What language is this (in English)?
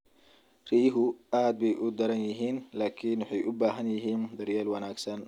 Somali